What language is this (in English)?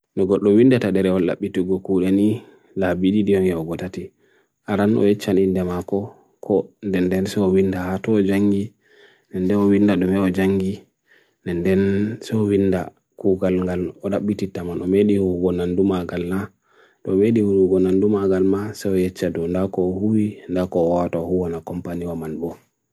Bagirmi Fulfulde